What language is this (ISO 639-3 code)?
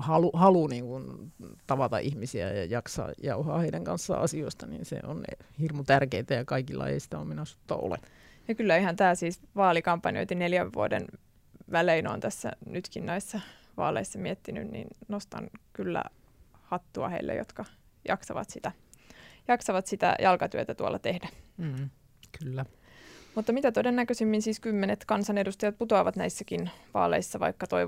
fin